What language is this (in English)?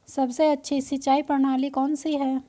Hindi